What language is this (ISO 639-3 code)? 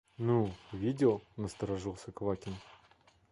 rus